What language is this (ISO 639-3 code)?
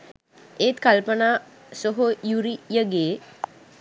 sin